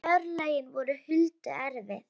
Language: Icelandic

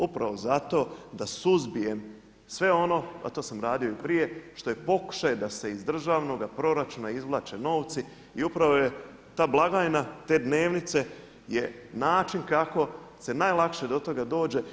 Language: Croatian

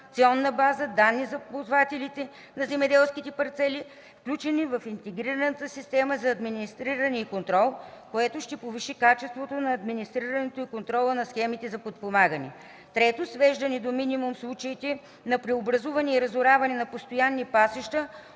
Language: Bulgarian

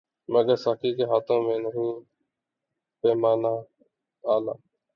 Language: Urdu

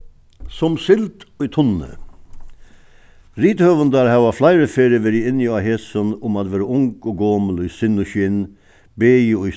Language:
Faroese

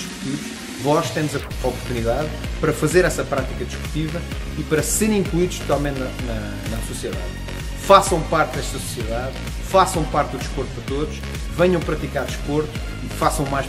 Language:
Portuguese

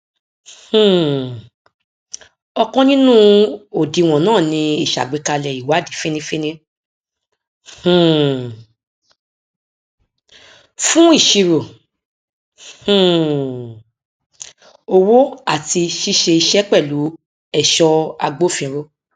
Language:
Yoruba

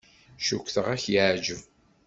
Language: Kabyle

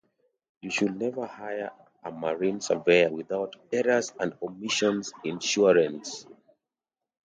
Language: English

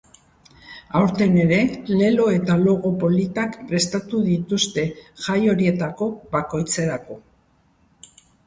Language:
Basque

